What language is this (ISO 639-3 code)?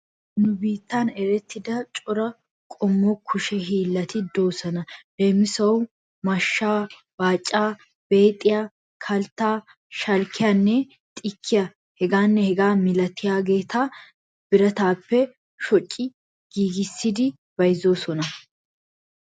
wal